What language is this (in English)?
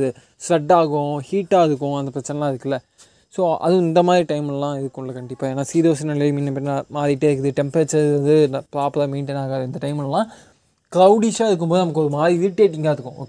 Tamil